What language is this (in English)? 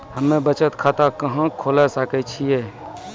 Maithili